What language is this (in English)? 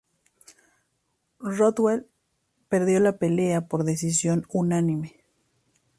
Spanish